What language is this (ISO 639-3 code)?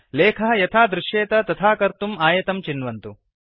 san